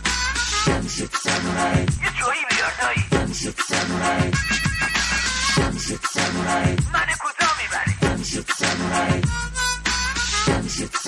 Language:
Persian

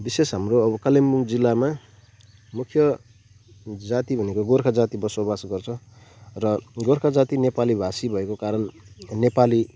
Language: Nepali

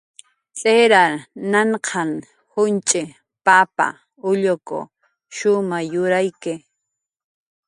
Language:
Jaqaru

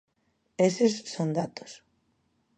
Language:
Galician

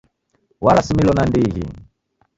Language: Taita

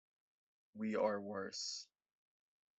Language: English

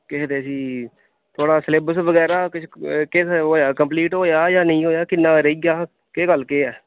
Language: Dogri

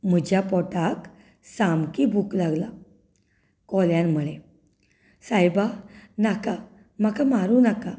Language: Konkani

